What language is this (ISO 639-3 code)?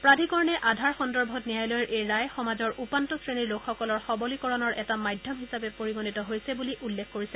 asm